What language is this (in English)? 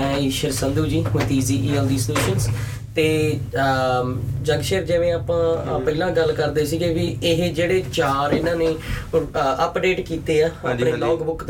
Punjabi